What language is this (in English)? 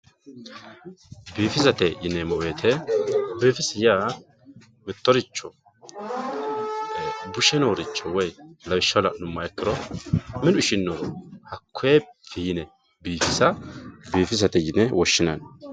Sidamo